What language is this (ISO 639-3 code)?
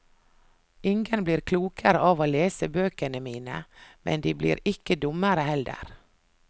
nor